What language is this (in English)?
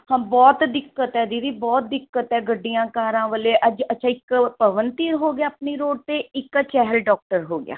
Punjabi